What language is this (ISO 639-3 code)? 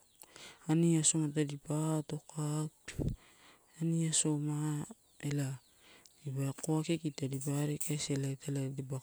ttu